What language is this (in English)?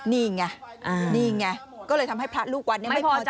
Thai